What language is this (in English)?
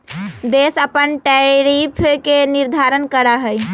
Magahi